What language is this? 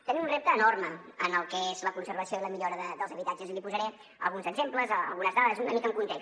Catalan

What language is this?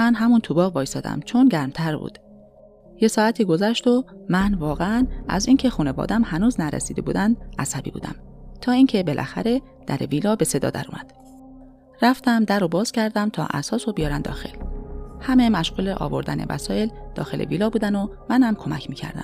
Persian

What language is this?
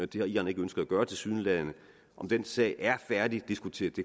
Danish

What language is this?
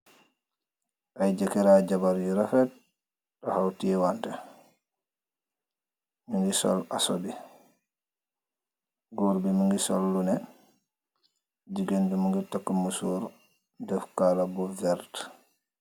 Wolof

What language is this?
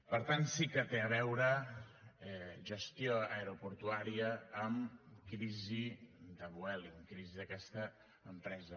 Catalan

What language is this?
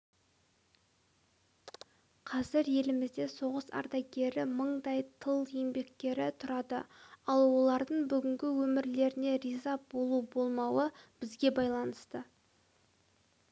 Kazakh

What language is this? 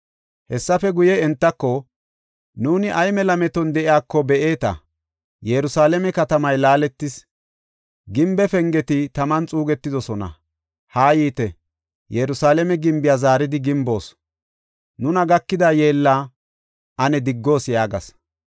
Gofa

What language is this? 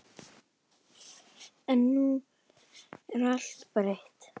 Icelandic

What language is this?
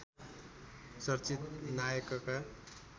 Nepali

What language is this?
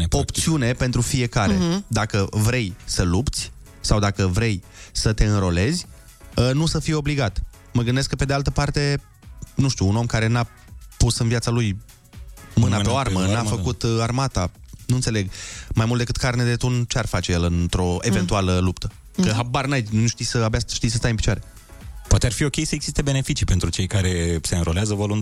Romanian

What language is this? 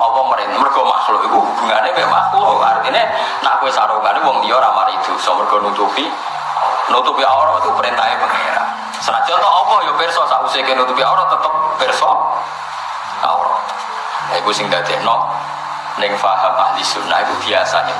Indonesian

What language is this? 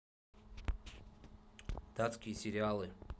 Russian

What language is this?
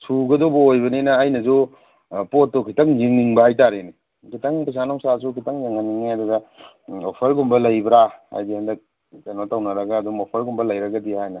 Manipuri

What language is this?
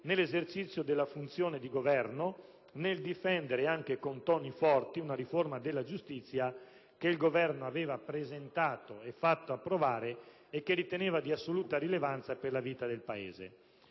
Italian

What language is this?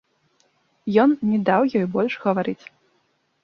Belarusian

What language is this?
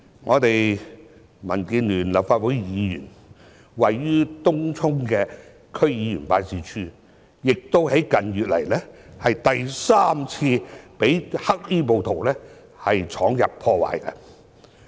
Cantonese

